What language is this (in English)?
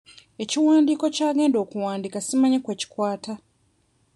Ganda